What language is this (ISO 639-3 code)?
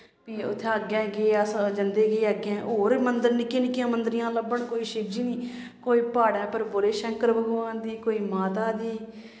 doi